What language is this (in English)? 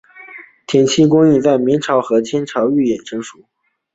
Chinese